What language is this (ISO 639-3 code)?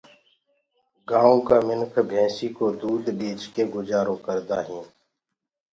ggg